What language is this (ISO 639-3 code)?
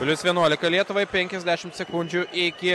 lit